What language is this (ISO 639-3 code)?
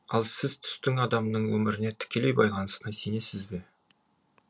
kaz